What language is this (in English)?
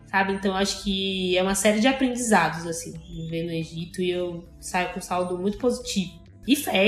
Portuguese